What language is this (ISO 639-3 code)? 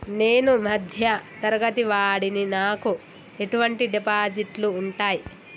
tel